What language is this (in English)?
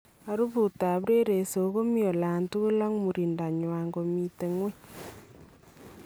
Kalenjin